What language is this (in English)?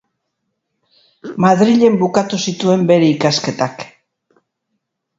Basque